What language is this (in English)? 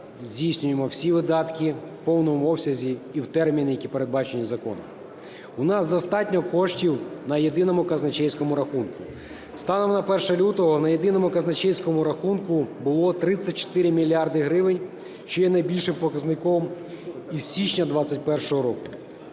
Ukrainian